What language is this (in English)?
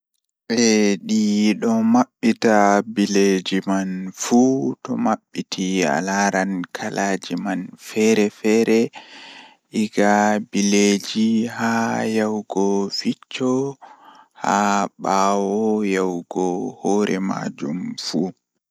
Fula